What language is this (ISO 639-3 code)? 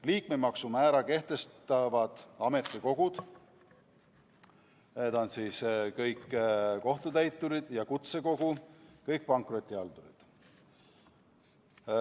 est